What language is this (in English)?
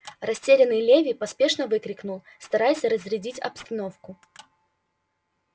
Russian